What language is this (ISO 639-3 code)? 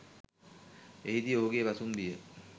sin